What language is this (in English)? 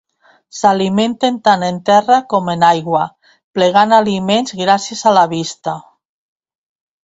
Catalan